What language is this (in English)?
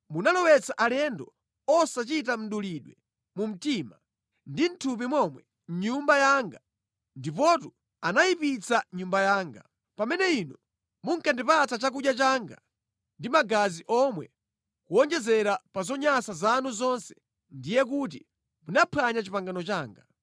Nyanja